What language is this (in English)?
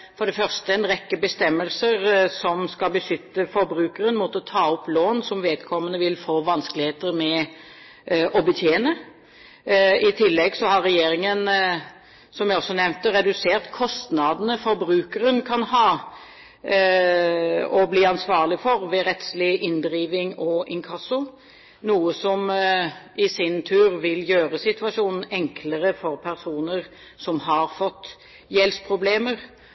Norwegian Bokmål